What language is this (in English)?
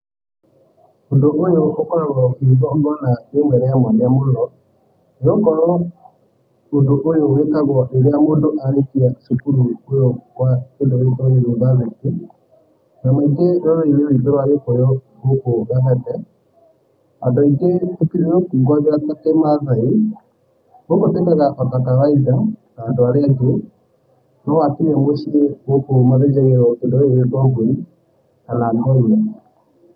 Kikuyu